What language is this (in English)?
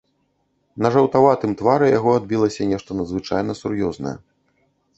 Belarusian